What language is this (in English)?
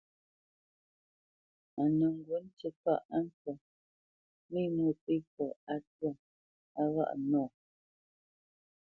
Bamenyam